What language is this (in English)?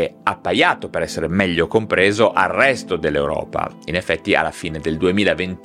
Italian